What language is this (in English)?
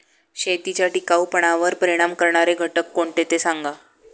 Marathi